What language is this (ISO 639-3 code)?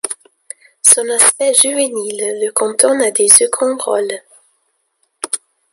fra